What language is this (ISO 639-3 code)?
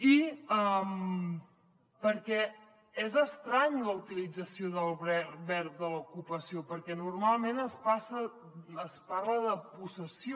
cat